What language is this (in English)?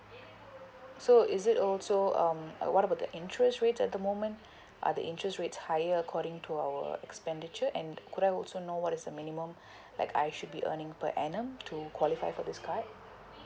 English